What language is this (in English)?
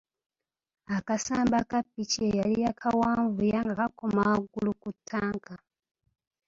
Ganda